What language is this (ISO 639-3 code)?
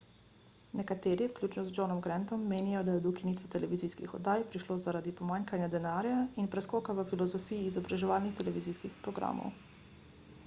slv